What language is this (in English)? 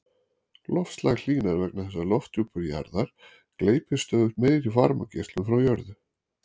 Icelandic